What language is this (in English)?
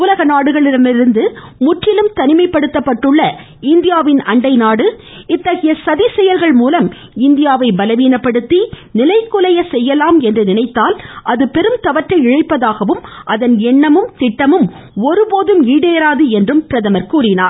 Tamil